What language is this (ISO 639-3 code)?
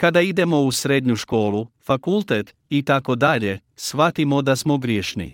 hrv